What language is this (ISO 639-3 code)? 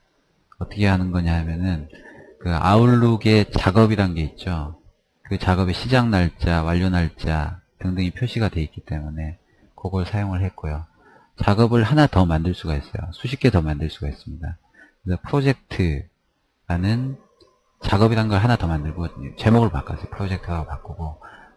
kor